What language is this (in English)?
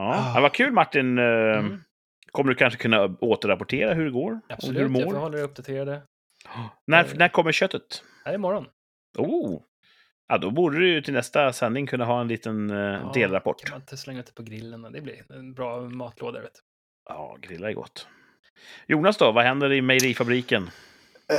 Swedish